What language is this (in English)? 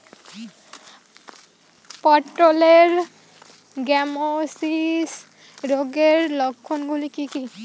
Bangla